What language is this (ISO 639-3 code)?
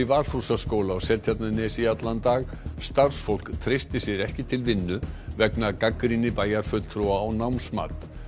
isl